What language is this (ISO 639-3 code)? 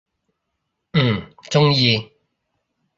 yue